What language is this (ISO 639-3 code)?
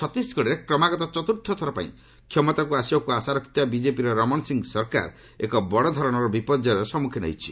ori